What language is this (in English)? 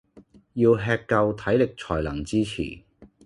Cantonese